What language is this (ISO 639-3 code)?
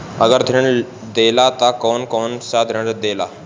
bho